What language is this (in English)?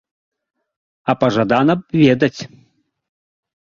Belarusian